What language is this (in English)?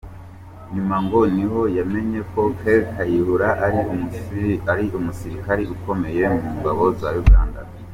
Kinyarwanda